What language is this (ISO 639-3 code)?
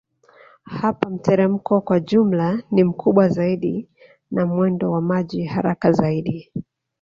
swa